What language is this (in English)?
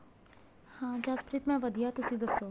Punjabi